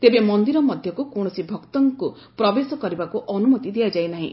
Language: Odia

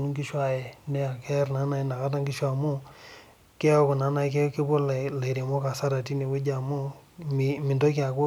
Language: Masai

